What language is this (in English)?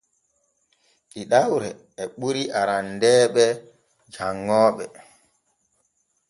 Borgu Fulfulde